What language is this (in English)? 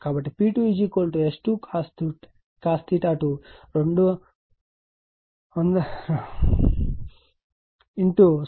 Telugu